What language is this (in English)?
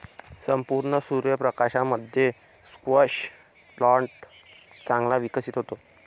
Marathi